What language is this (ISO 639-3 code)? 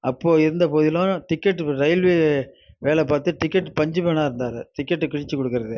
tam